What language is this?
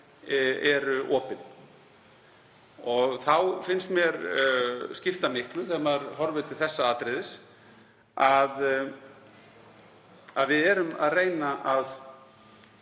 Icelandic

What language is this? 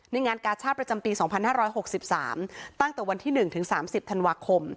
Thai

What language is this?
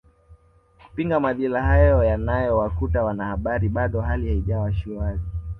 Swahili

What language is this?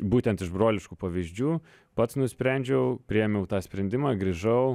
Lithuanian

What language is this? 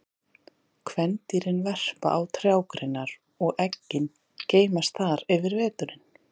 Icelandic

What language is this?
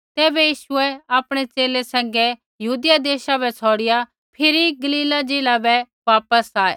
Kullu Pahari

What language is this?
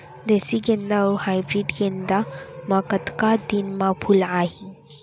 Chhattisgarhi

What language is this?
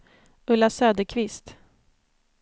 Swedish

